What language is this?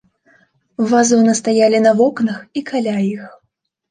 Belarusian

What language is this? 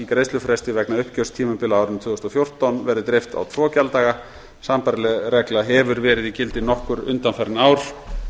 Icelandic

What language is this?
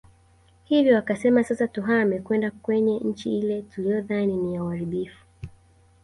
Swahili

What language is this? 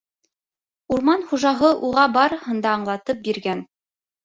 Bashkir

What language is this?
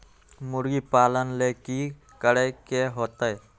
Magahi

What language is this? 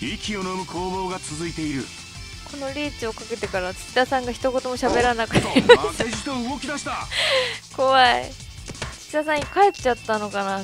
Japanese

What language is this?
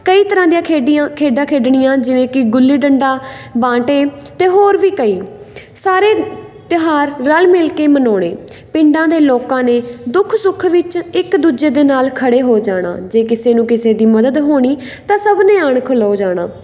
Punjabi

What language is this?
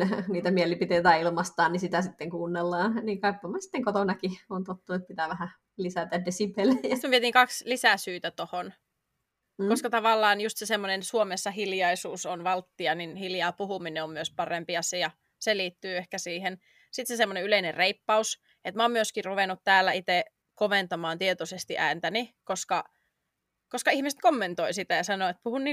Finnish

